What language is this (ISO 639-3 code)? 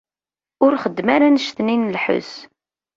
kab